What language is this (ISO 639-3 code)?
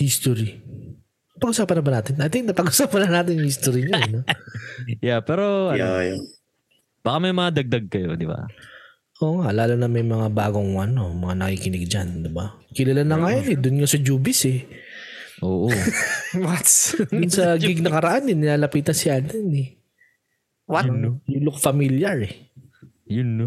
fil